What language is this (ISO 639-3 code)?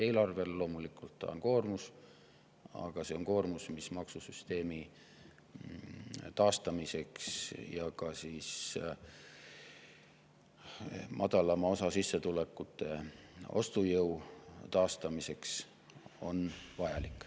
est